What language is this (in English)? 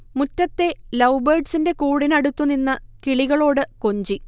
Malayalam